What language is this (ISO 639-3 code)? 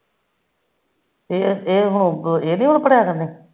pan